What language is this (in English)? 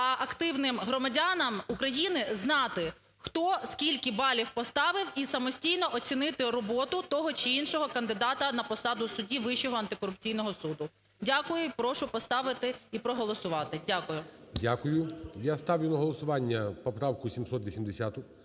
Ukrainian